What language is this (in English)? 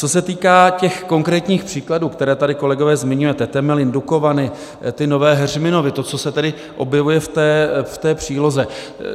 Czech